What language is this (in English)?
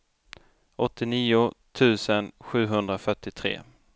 Swedish